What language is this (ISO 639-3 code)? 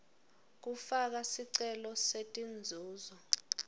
ssw